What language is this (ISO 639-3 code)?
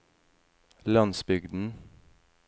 nor